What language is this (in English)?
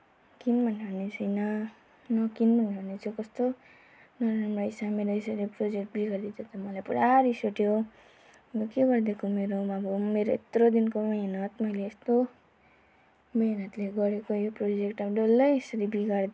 Nepali